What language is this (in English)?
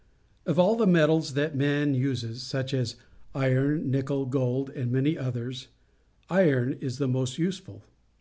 English